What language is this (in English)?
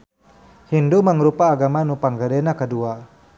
Sundanese